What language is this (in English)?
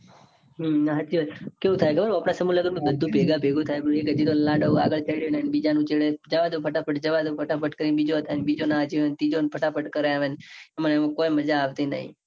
Gujarati